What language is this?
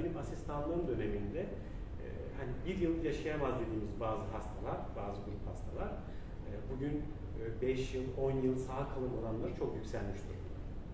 Turkish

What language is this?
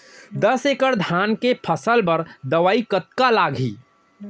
Chhattisgarhi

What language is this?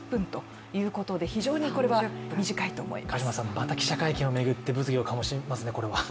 Japanese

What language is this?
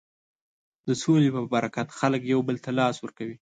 Pashto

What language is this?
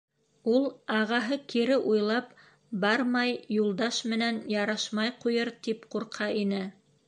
Bashkir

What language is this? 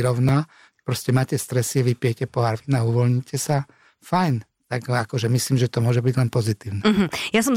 Slovak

